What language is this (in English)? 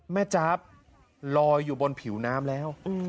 Thai